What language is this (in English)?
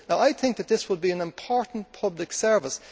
English